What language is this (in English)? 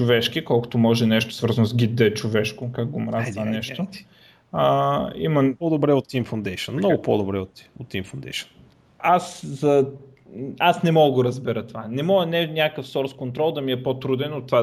Bulgarian